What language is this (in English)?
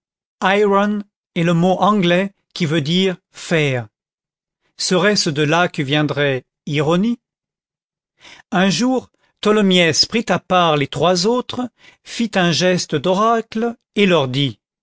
French